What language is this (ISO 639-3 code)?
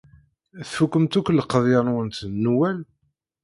kab